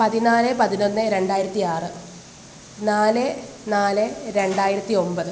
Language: Malayalam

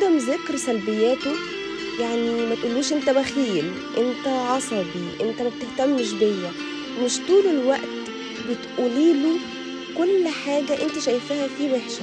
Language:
Arabic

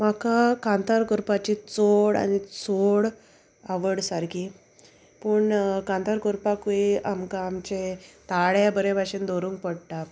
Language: Konkani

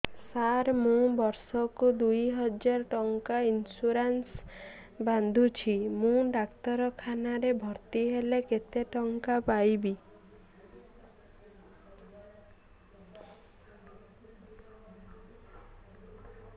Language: Odia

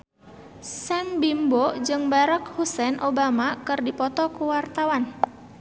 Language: Sundanese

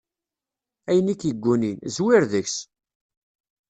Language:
Kabyle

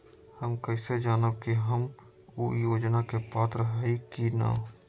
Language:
Magahi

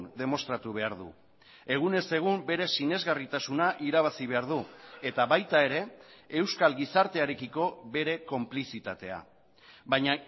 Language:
Basque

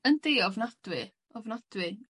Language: Welsh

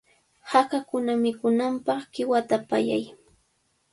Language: Cajatambo North Lima Quechua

